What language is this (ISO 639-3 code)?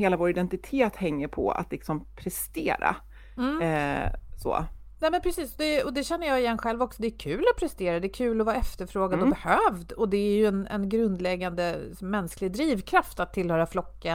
swe